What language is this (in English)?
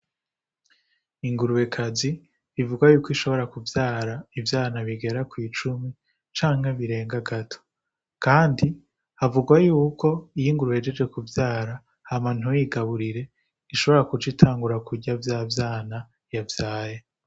Rundi